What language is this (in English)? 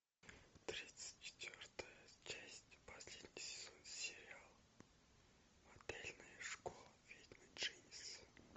Russian